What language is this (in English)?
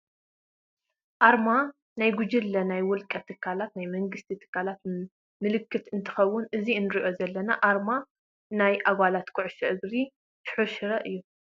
Tigrinya